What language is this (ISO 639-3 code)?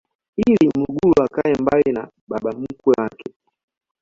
swa